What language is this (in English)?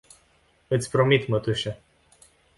Romanian